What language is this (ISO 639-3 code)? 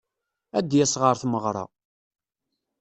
kab